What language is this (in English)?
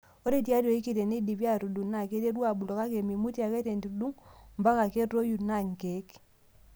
Masai